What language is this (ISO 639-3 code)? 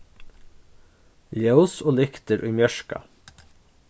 fao